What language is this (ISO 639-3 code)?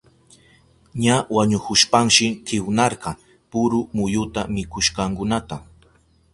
qup